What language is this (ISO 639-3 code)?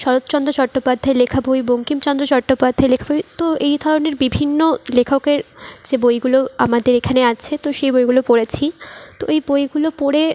ben